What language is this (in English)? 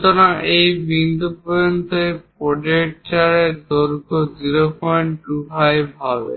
Bangla